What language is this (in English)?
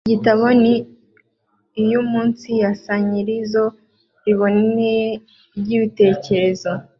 Kinyarwanda